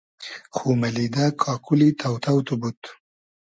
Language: Hazaragi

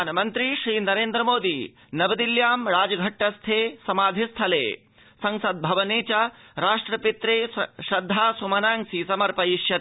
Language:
Sanskrit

